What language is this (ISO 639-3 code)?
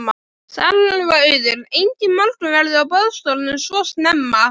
isl